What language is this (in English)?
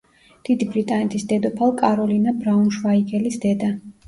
Georgian